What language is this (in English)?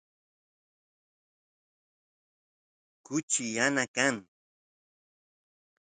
Santiago del Estero Quichua